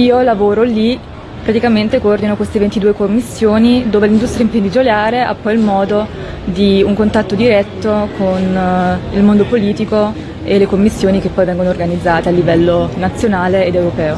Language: Italian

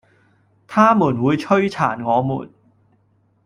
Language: Cantonese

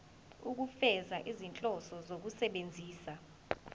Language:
Zulu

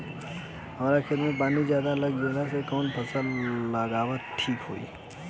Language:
Bhojpuri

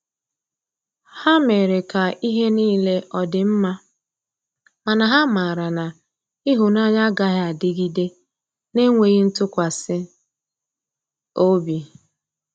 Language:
Igbo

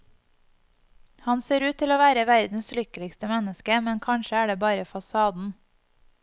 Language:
Norwegian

